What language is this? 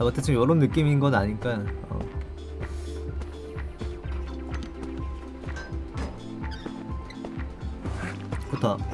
Korean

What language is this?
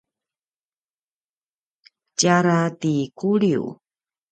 Paiwan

